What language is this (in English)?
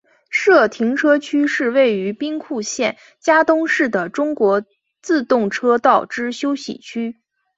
Chinese